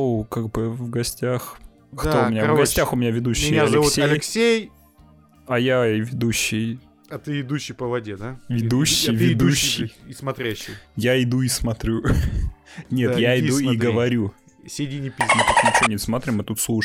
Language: Russian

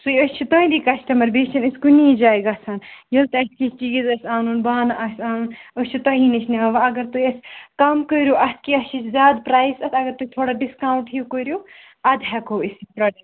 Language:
Kashmiri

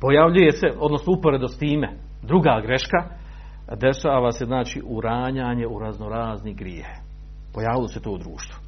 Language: Croatian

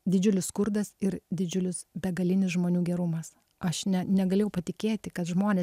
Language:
Lithuanian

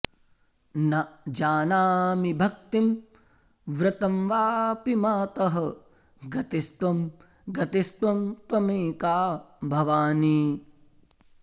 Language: Sanskrit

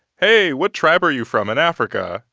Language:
English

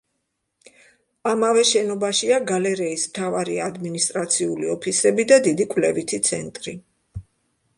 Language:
Georgian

